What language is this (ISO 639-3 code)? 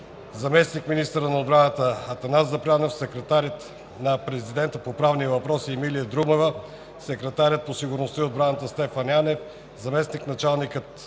bul